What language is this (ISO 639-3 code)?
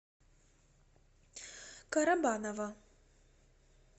rus